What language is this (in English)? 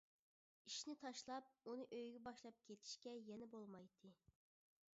Uyghur